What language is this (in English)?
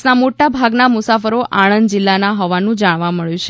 Gujarati